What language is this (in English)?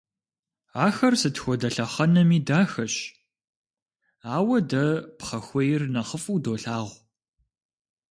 Kabardian